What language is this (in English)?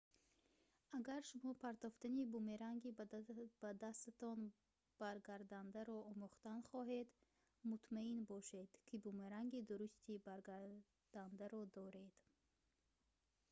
Tajik